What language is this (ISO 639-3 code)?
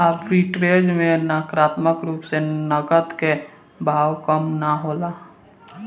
bho